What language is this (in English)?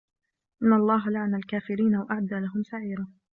Arabic